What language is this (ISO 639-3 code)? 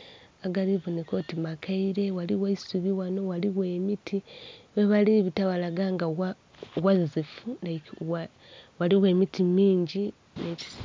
xog